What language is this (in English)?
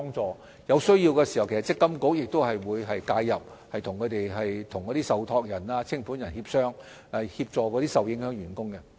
Cantonese